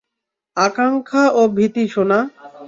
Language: Bangla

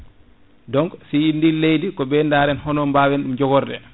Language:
Fula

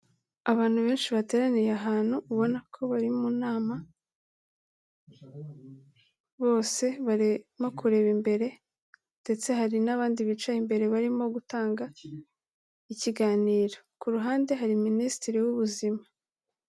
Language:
Kinyarwanda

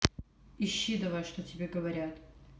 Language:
Russian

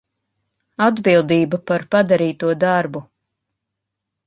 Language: Latvian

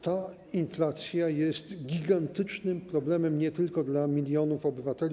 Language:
Polish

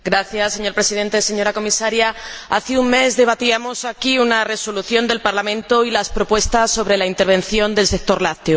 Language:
Spanish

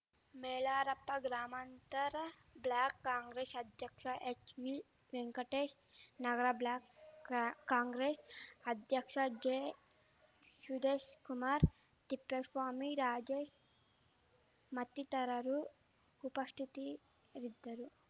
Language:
Kannada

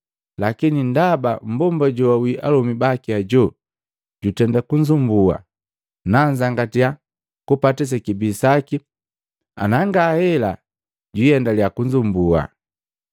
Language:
Matengo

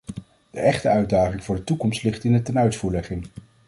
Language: Dutch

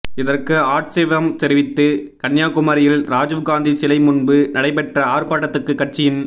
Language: Tamil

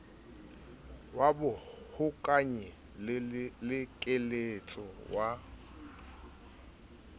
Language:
Southern Sotho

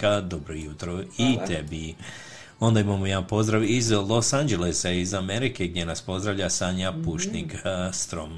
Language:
Croatian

